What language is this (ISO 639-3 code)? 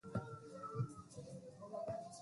swa